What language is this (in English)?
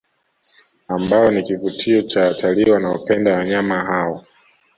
Swahili